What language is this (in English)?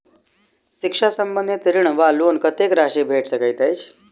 Maithili